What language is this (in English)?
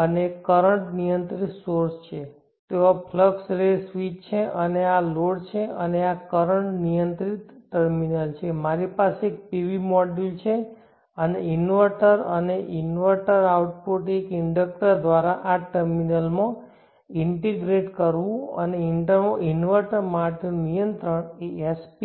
Gujarati